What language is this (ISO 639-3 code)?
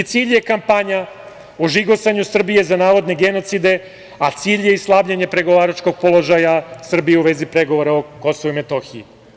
srp